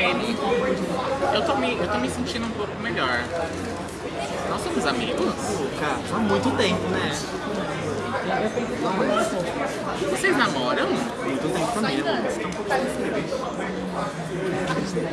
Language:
Portuguese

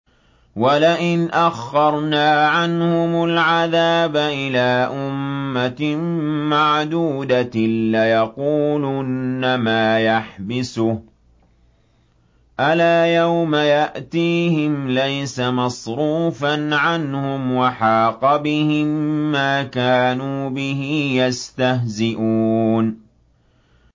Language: Arabic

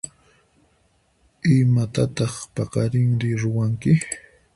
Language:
Puno Quechua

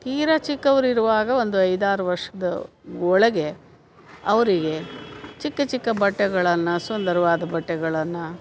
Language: Kannada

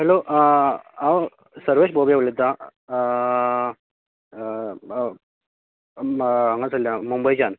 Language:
Konkani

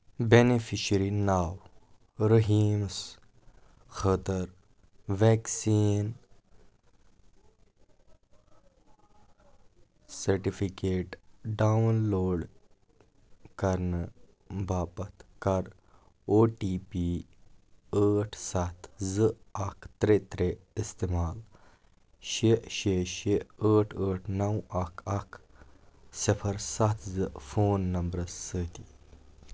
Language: Kashmiri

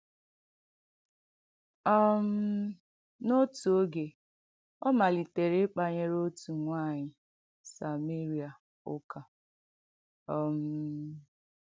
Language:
Igbo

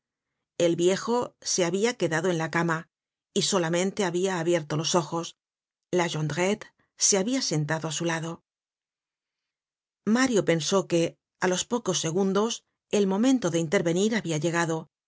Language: Spanish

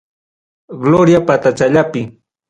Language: Ayacucho Quechua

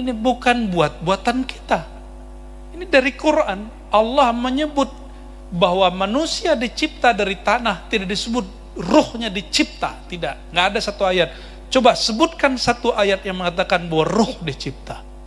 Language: Indonesian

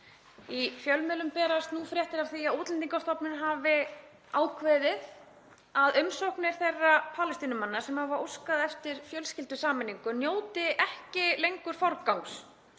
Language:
Icelandic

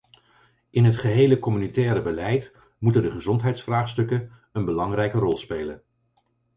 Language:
Dutch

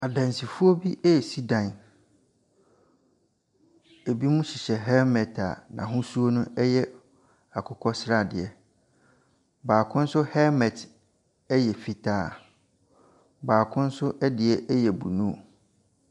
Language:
Akan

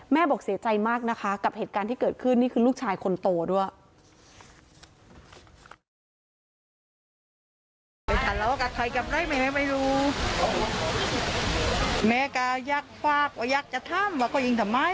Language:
Thai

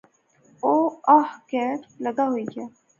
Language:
Pahari-Potwari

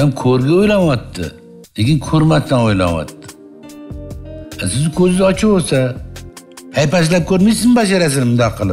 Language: Turkish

